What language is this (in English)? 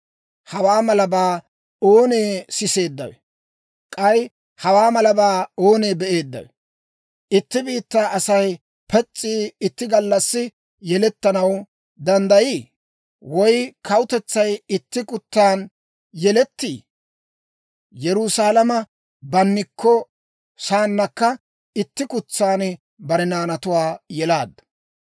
Dawro